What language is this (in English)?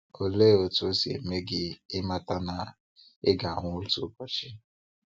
Igbo